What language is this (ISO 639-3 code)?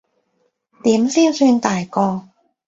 yue